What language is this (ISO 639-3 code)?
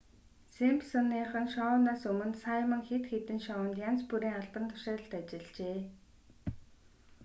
mon